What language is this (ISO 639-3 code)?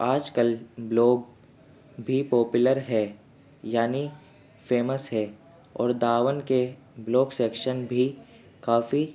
urd